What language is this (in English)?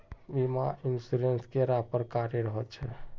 Magahi